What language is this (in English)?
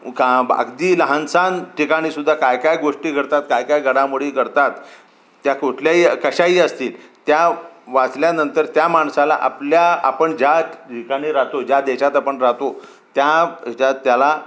Marathi